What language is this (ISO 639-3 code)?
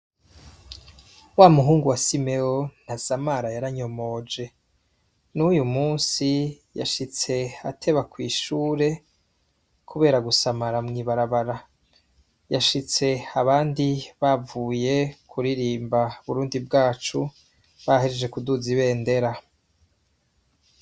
run